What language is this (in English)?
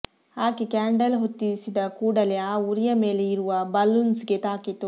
Kannada